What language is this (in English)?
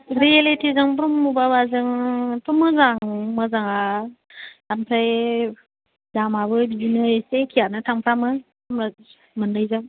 Bodo